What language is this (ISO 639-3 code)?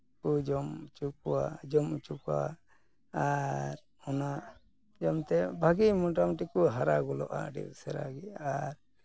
sat